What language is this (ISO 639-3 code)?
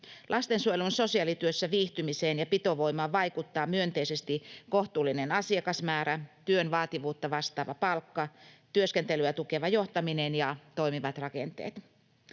fin